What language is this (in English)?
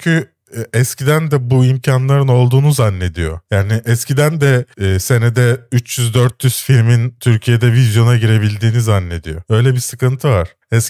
Turkish